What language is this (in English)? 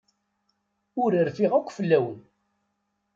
Kabyle